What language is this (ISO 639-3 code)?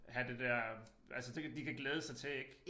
dan